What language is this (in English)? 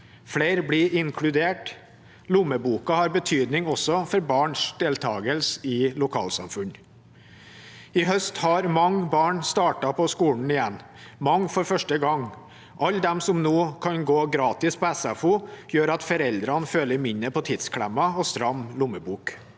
Norwegian